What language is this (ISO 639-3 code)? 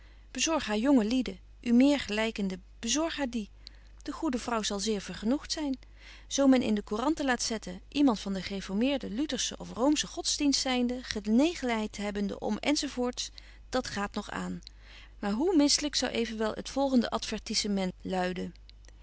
nld